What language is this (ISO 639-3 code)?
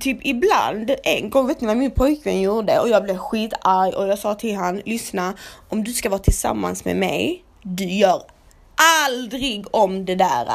swe